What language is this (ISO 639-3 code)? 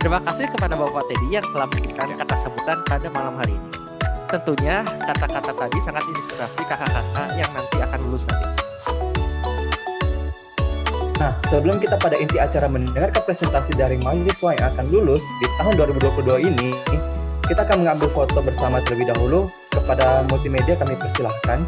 ind